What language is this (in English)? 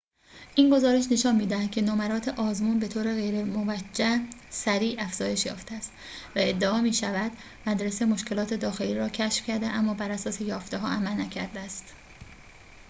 Persian